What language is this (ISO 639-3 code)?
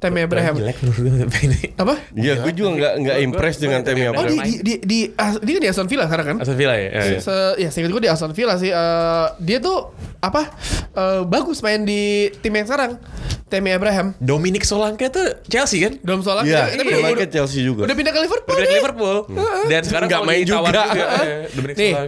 ind